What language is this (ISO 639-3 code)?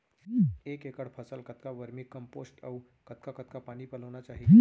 hne